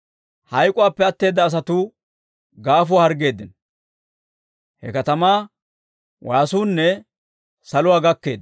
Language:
Dawro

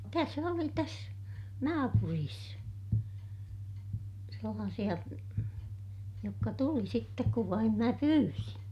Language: Finnish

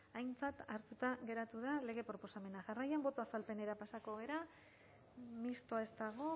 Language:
Basque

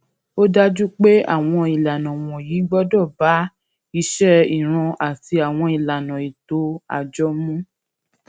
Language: Yoruba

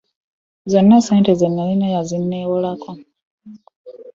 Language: Ganda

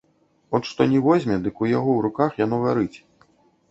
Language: Belarusian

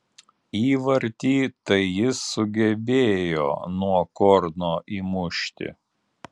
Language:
Lithuanian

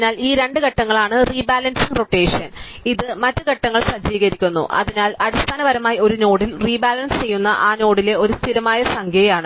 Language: Malayalam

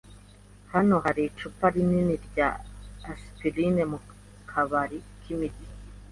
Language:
Kinyarwanda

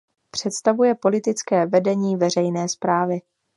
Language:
Czech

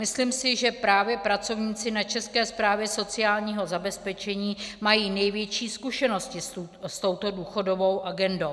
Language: Czech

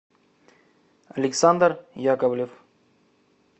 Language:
Russian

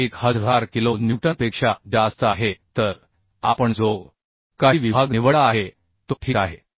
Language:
Marathi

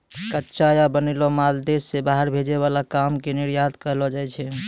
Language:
Maithili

